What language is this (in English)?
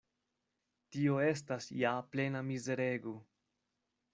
Esperanto